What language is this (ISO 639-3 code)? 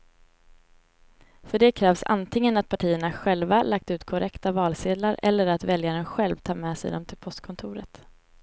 swe